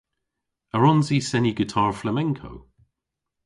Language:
Cornish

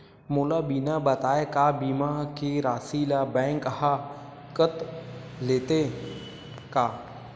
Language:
Chhattisgarhi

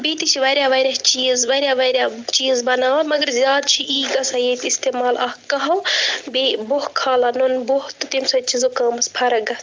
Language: Kashmiri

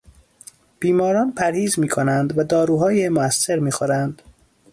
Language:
Persian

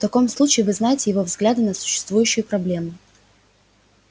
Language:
Russian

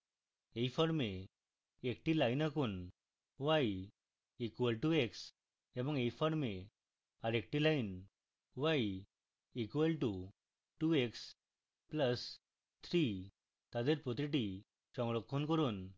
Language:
Bangla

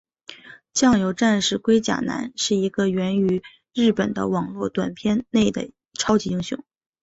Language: Chinese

